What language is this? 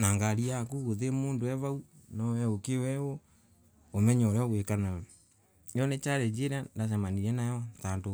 Embu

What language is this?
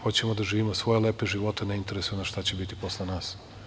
Serbian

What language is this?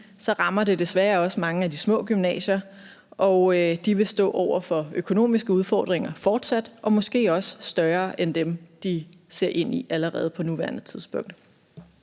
Danish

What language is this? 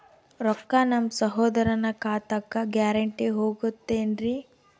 Kannada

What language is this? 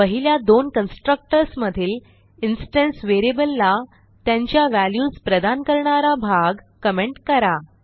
Marathi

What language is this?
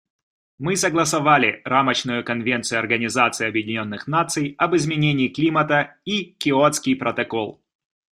Russian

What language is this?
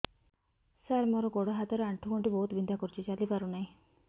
Odia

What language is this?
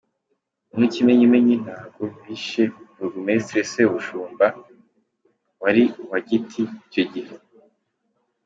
Kinyarwanda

